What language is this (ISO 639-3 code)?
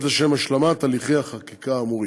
heb